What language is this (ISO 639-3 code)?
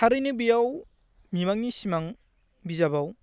brx